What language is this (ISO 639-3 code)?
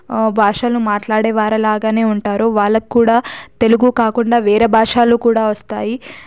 tel